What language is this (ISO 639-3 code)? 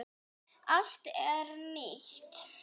isl